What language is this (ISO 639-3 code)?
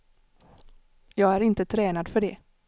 swe